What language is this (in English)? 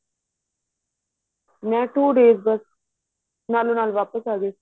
Punjabi